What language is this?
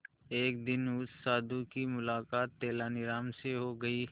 Hindi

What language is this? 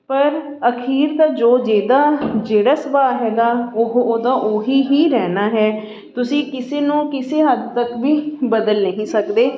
Punjabi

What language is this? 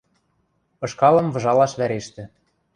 Western Mari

